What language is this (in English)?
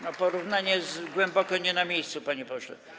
Polish